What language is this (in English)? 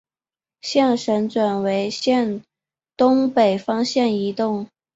Chinese